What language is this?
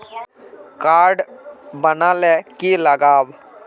Magahi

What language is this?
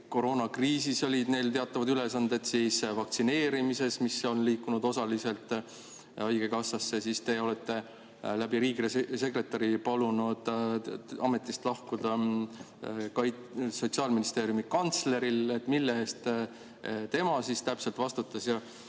Estonian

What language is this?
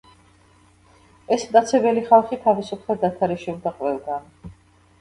Georgian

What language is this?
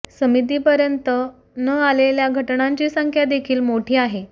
Marathi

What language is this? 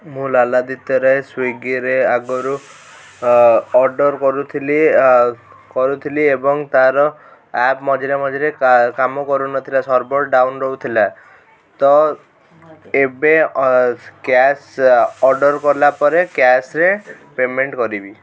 Odia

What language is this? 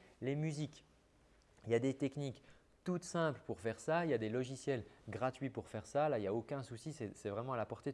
French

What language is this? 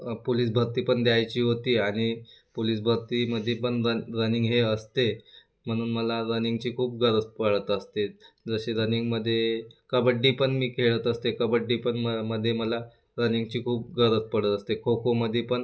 Marathi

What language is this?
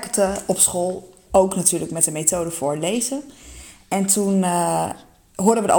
Dutch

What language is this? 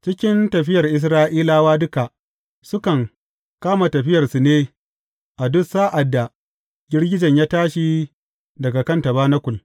Hausa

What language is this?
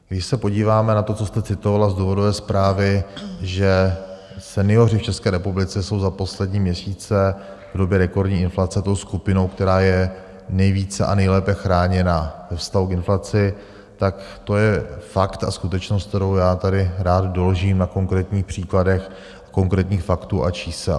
Czech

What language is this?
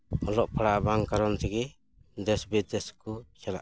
Santali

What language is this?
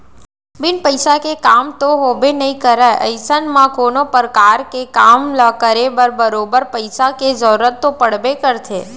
Chhattisgarhi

